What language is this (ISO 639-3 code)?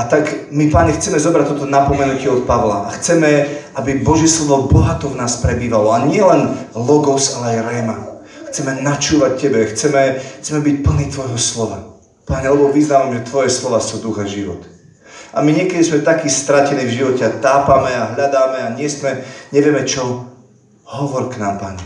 slk